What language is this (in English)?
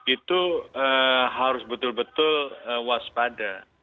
Indonesian